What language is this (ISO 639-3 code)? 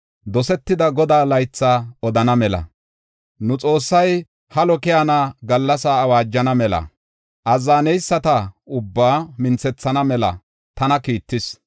gof